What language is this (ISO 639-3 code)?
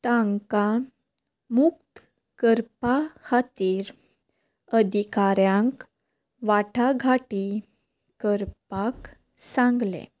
kok